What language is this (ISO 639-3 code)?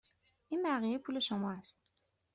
fas